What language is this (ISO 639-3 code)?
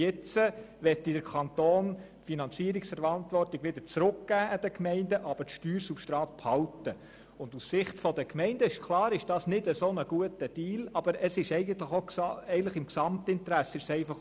gsw